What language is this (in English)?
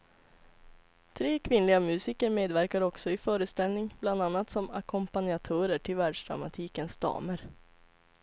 Swedish